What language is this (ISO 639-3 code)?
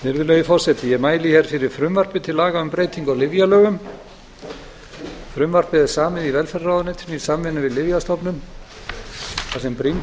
isl